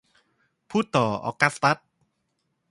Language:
Thai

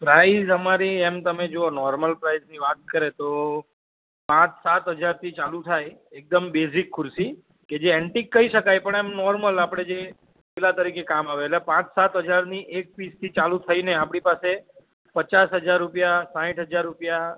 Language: Gujarati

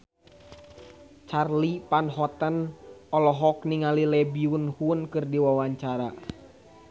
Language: Sundanese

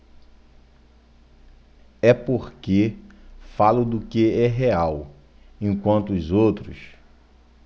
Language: Portuguese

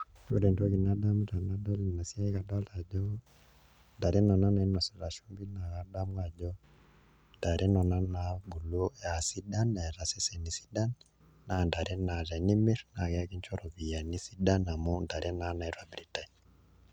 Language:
Masai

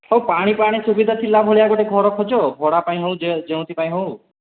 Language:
Odia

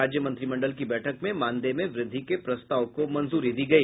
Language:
Hindi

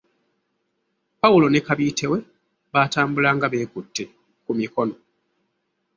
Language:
Ganda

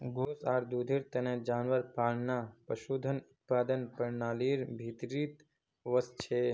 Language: Magahi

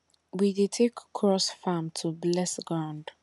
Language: Nigerian Pidgin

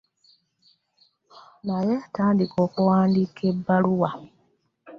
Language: Ganda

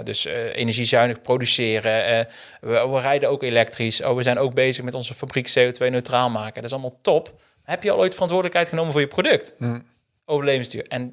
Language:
Dutch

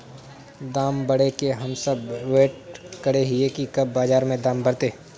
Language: Magahi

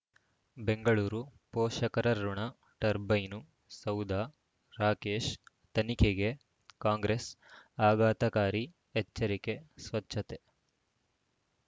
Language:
Kannada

